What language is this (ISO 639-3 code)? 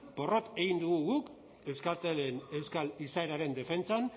eus